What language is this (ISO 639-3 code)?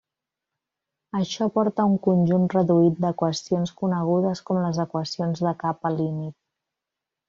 cat